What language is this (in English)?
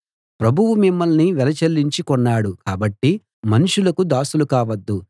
Telugu